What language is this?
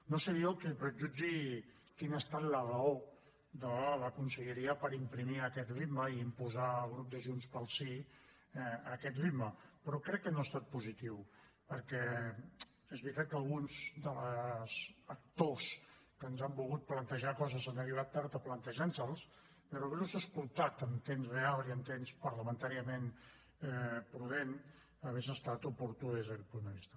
Catalan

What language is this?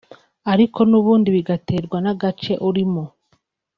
Kinyarwanda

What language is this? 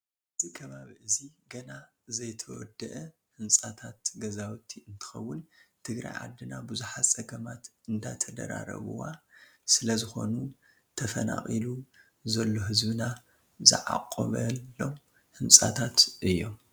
Tigrinya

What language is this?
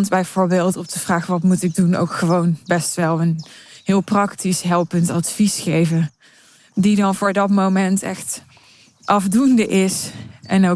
Dutch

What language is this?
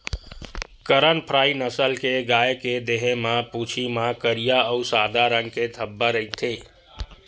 Chhattisgarhi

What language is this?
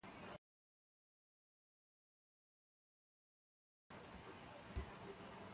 Mbo (Cameroon)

